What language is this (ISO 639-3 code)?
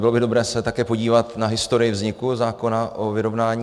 ces